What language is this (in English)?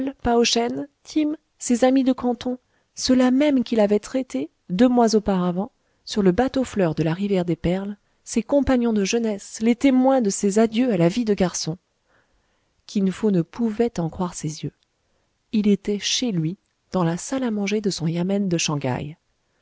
French